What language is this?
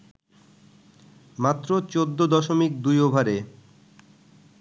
Bangla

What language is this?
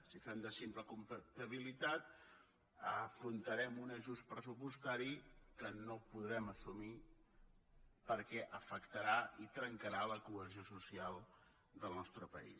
Catalan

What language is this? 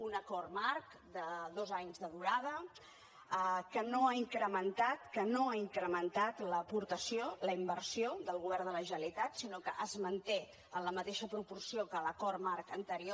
Catalan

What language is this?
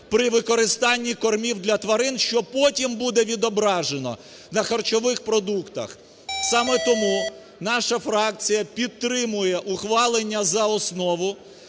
Ukrainian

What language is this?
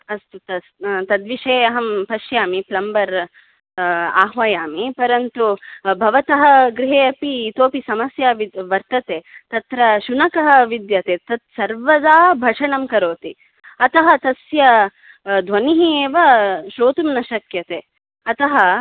Sanskrit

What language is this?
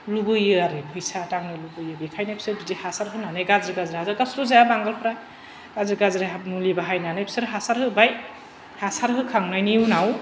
Bodo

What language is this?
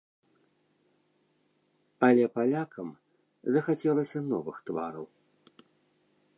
Belarusian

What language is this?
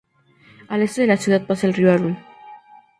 Spanish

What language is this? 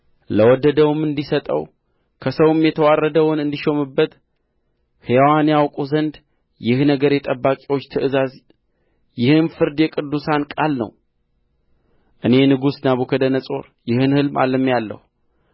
Amharic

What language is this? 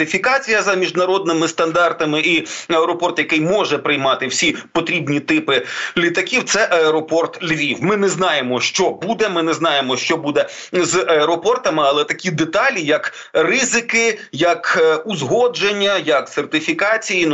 Ukrainian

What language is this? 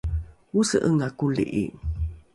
Rukai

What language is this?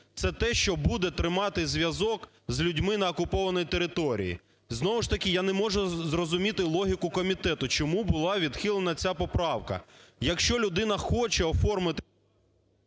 Ukrainian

